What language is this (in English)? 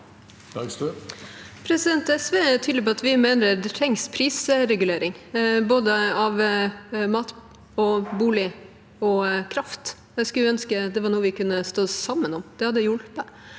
Norwegian